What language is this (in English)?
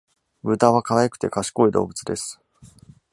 Japanese